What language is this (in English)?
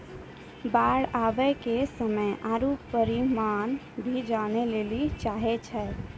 Maithili